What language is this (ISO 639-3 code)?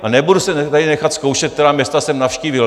ces